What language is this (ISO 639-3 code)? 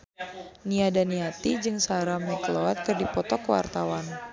sun